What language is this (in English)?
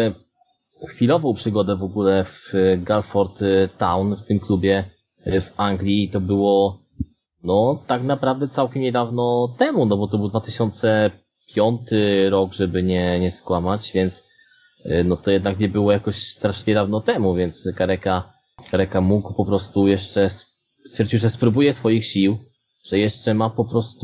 Polish